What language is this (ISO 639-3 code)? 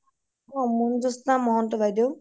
asm